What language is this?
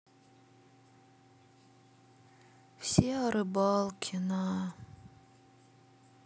Russian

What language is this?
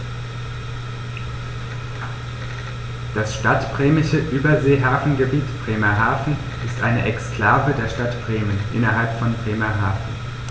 German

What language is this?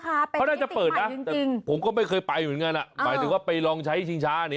Thai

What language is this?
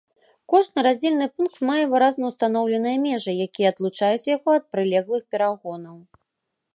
Belarusian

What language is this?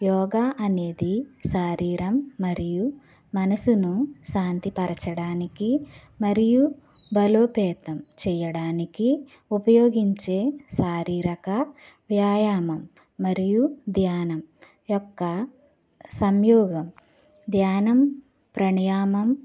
Telugu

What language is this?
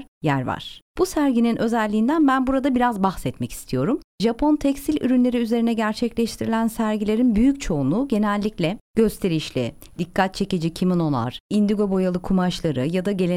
Turkish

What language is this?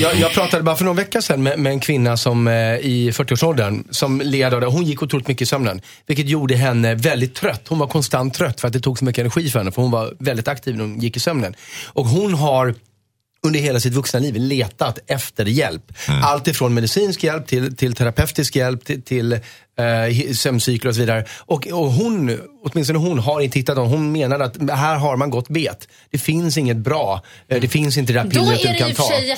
Swedish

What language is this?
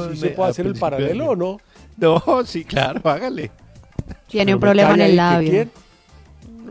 Spanish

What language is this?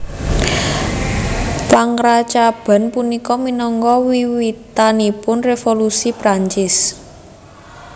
Javanese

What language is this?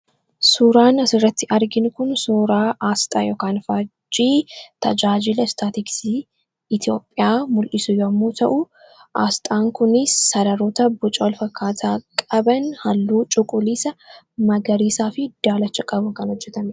Oromo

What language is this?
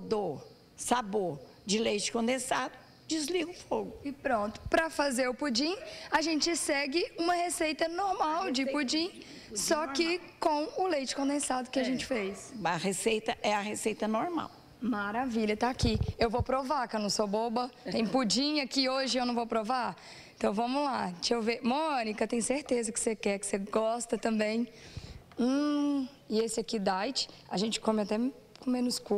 Portuguese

